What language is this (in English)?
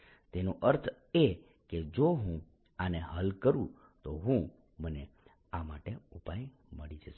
Gujarati